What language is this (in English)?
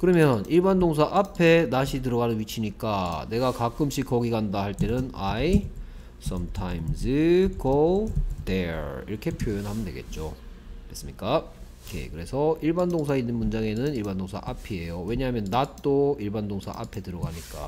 Korean